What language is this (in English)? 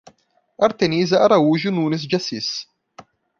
Portuguese